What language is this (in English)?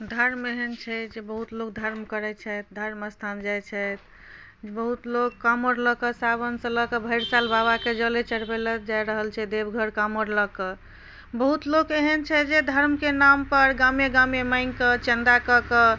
Maithili